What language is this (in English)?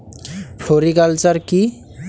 Bangla